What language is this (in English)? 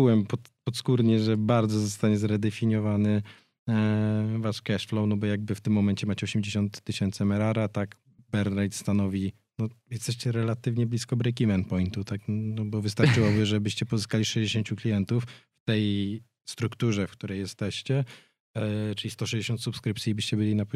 Polish